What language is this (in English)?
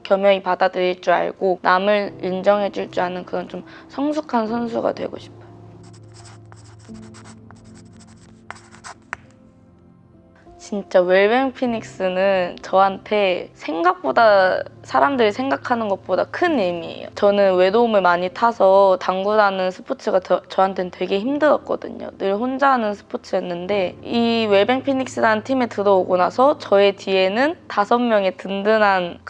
Korean